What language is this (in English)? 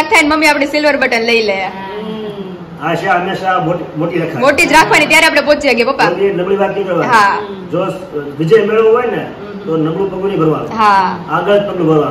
Gujarati